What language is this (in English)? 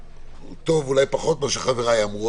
Hebrew